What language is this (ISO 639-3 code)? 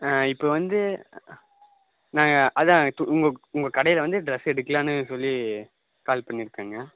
tam